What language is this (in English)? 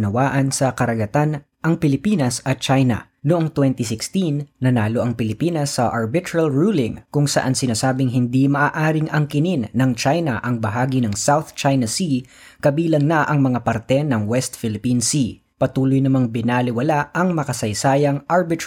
Filipino